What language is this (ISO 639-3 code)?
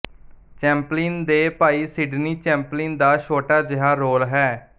pan